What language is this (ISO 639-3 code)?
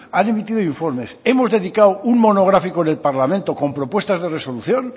spa